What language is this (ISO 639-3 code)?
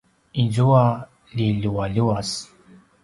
pwn